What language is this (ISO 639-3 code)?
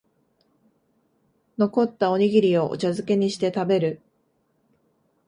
jpn